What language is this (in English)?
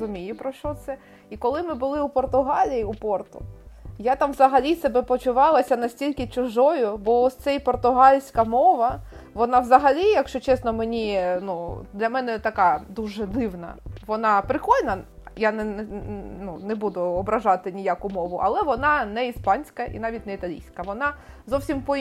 Ukrainian